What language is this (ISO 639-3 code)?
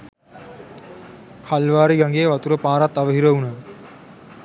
sin